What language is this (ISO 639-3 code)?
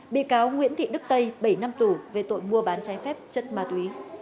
vie